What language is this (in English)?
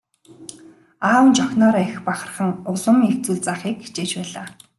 Mongolian